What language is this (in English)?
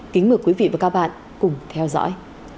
Vietnamese